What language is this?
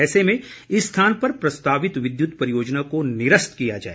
Hindi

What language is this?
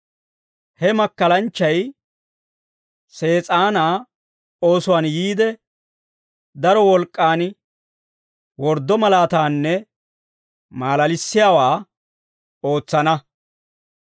Dawro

